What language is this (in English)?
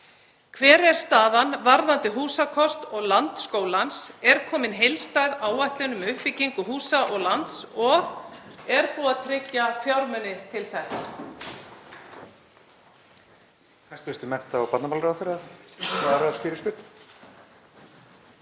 Icelandic